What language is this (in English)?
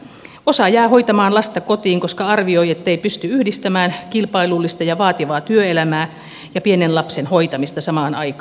Finnish